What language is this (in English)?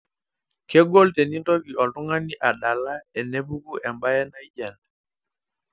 Masai